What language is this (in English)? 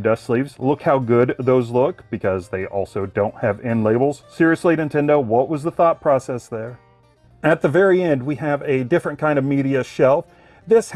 English